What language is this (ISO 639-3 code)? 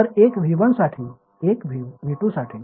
mar